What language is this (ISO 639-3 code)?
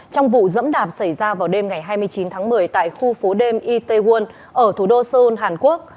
vie